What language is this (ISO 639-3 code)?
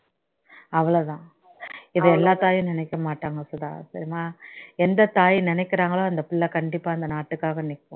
tam